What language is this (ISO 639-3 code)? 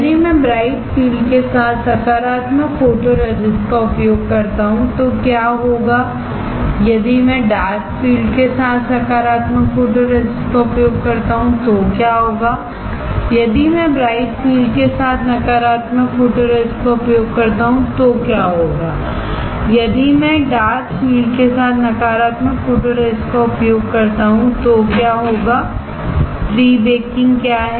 hin